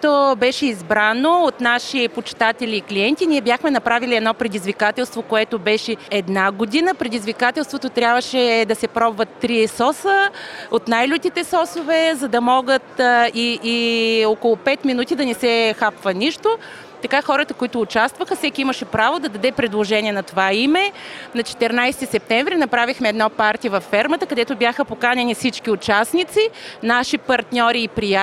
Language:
Bulgarian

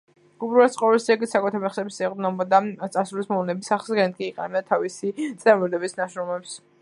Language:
Georgian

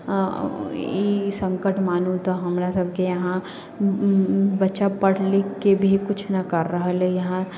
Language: Maithili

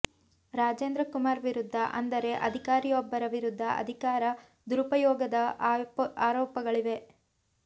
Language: Kannada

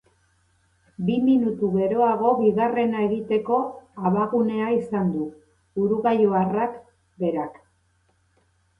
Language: Basque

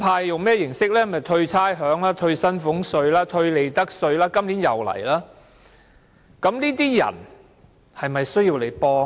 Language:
Cantonese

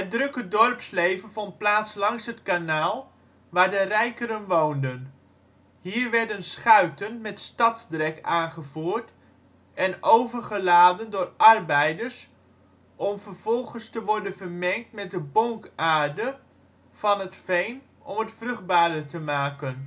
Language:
Dutch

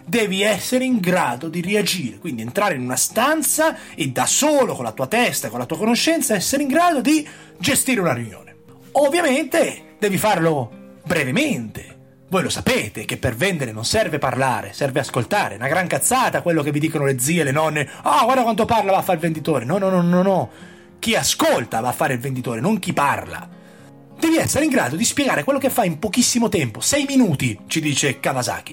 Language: Italian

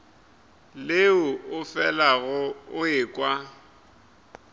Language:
Northern Sotho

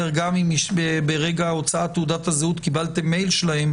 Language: Hebrew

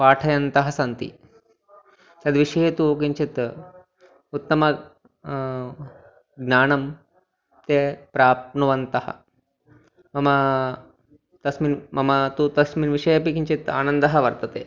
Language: Sanskrit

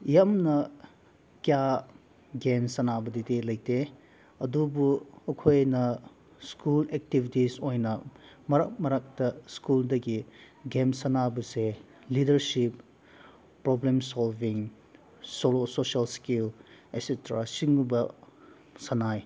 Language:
Manipuri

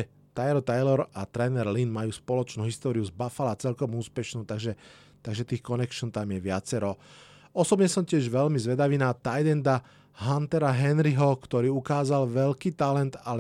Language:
Slovak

